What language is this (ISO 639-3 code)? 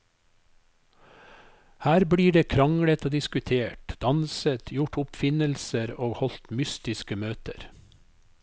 nor